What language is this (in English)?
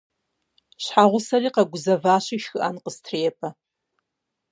Kabardian